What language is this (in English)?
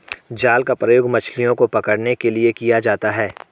Hindi